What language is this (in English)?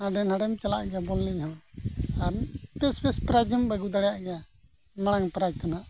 Santali